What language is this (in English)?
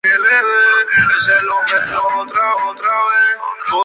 Spanish